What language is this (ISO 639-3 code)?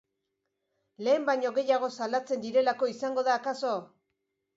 eus